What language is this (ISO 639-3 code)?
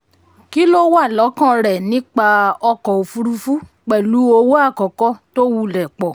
yor